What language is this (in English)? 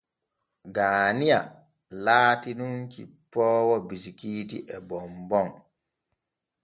Borgu Fulfulde